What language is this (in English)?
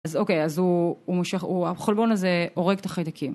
Hebrew